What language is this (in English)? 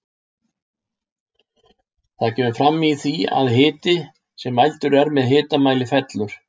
Icelandic